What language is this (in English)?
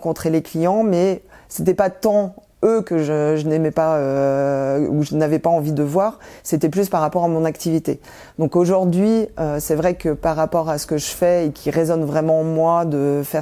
French